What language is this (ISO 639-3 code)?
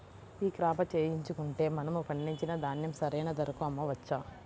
tel